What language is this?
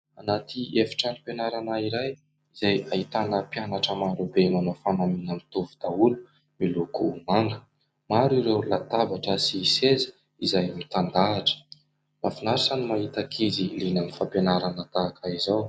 Malagasy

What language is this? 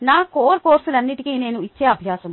Telugu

